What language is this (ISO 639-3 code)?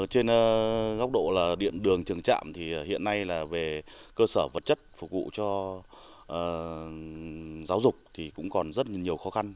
vie